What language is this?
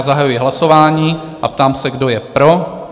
Czech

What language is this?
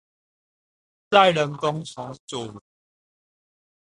Chinese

